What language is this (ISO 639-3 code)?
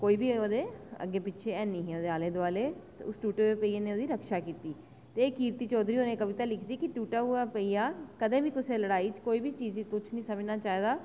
doi